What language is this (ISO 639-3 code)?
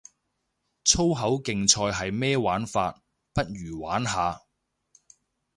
yue